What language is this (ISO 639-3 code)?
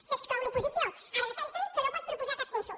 cat